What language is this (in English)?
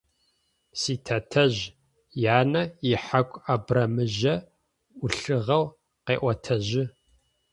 Adyghe